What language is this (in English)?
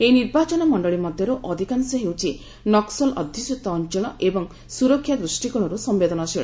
Odia